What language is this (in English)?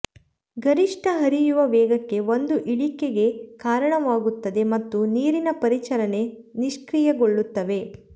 Kannada